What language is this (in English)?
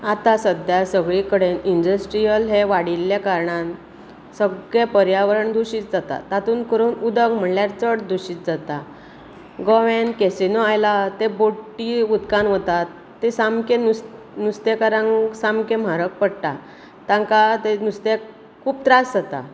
Konkani